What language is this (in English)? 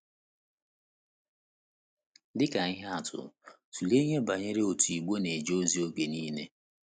Igbo